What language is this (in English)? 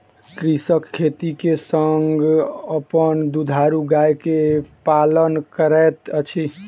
Maithili